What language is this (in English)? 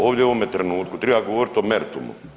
Croatian